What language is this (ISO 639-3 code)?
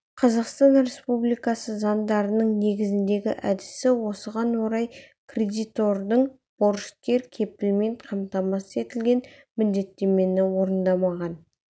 kaz